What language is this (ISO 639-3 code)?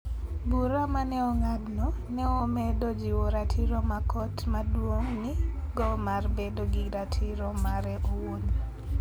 luo